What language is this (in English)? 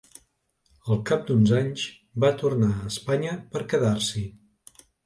Catalan